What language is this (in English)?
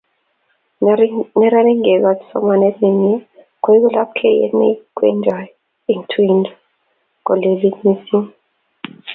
Kalenjin